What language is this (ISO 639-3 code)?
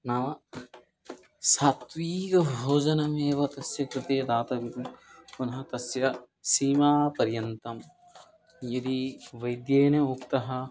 san